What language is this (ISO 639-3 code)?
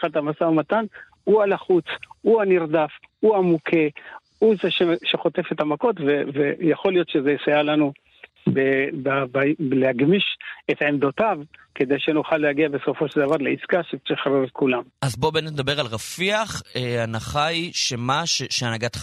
heb